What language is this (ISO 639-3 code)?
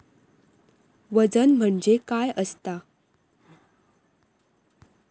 mar